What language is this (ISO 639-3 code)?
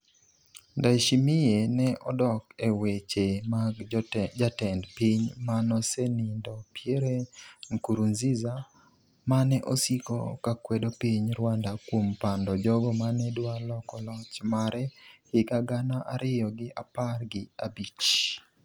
luo